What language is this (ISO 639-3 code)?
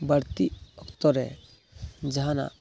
sat